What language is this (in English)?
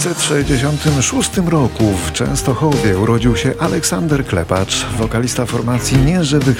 Polish